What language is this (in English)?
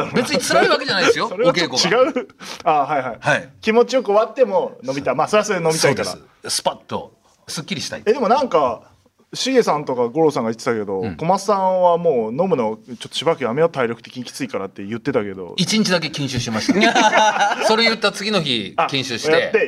Japanese